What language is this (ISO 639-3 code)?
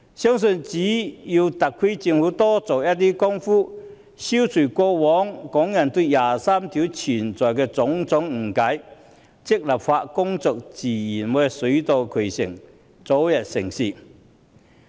yue